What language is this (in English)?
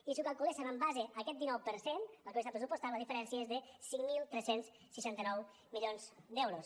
Catalan